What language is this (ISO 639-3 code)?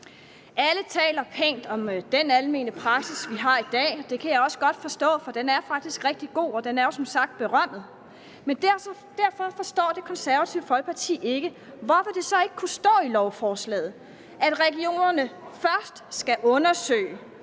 dan